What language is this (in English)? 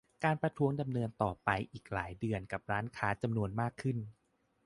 Thai